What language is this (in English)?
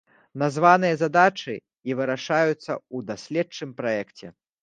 Belarusian